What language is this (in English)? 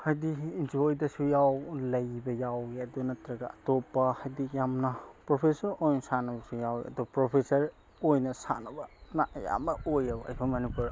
Manipuri